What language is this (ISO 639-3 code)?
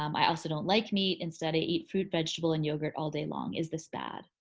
eng